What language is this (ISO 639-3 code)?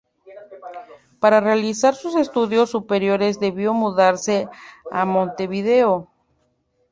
spa